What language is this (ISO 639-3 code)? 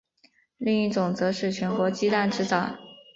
zho